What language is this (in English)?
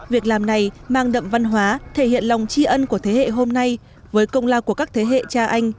Vietnamese